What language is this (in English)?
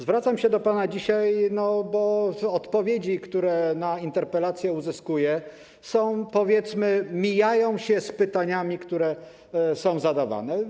Polish